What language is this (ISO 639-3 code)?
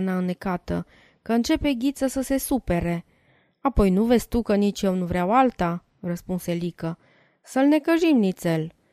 ron